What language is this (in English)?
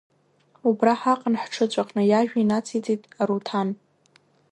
Abkhazian